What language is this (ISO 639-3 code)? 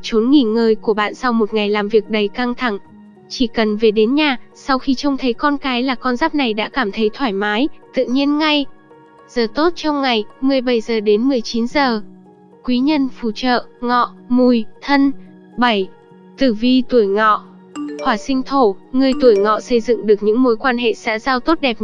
vie